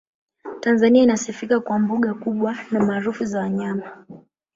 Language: Swahili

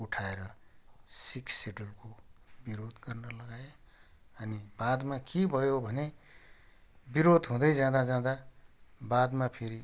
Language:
Nepali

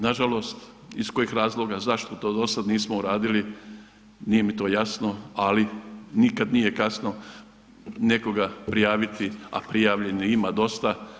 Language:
Croatian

